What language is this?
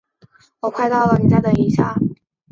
Chinese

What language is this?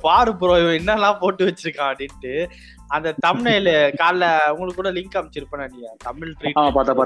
Tamil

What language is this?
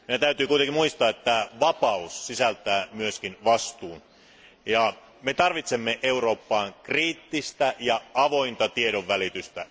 Finnish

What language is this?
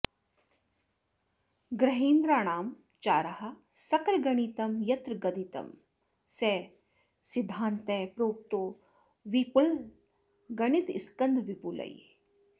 Sanskrit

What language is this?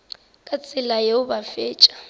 Northern Sotho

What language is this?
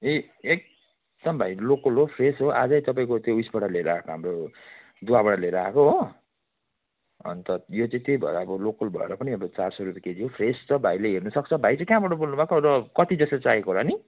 Nepali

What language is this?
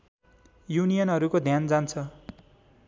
Nepali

